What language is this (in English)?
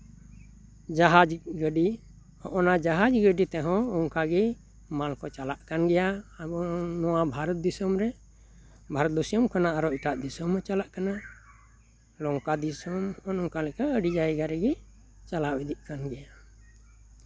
Santali